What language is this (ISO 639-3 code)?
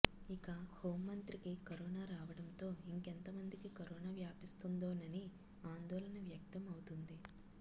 tel